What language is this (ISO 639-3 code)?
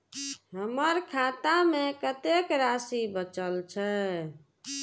mai